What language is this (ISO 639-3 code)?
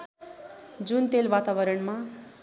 nep